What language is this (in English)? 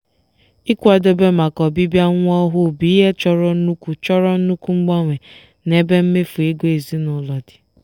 Igbo